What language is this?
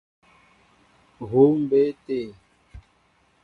Mbo (Cameroon)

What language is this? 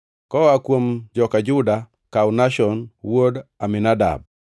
Luo (Kenya and Tanzania)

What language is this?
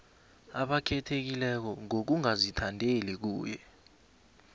South Ndebele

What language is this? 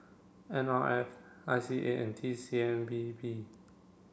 English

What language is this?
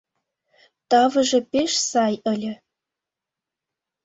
Mari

